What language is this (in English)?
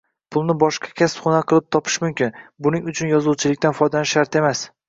Uzbek